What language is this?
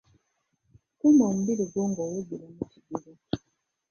Ganda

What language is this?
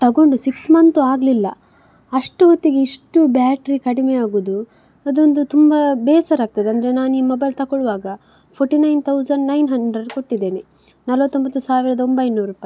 Kannada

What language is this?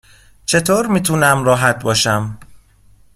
Persian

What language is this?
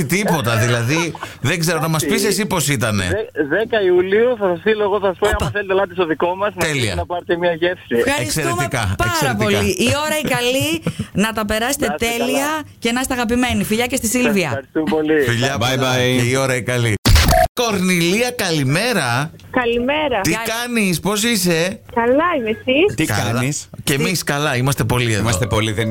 Greek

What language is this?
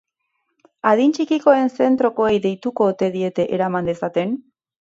Basque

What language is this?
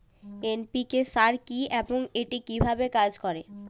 Bangla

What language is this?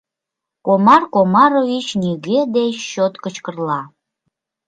Mari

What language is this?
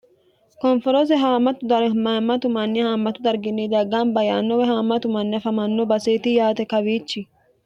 Sidamo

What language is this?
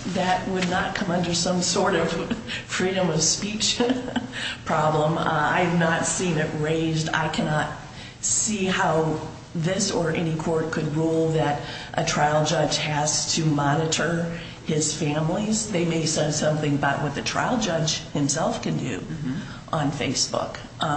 English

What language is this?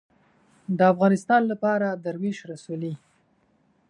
Pashto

